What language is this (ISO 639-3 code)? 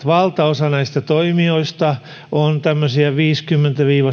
fin